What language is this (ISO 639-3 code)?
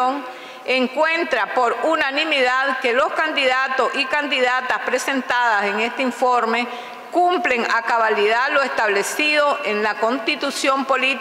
spa